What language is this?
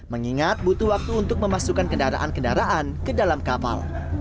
Indonesian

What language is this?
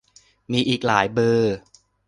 Thai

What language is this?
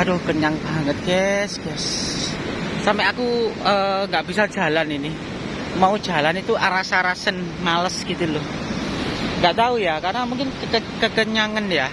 Indonesian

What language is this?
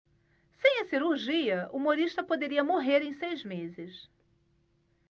Portuguese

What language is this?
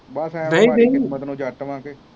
Punjabi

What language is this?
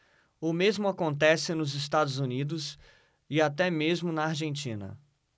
Portuguese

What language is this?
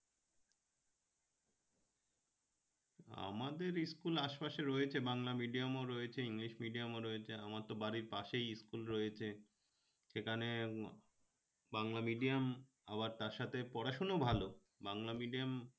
Bangla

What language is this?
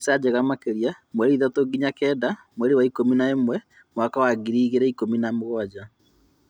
Kikuyu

